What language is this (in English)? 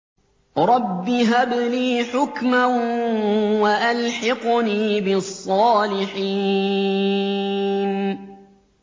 Arabic